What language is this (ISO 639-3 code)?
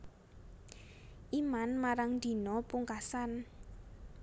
jav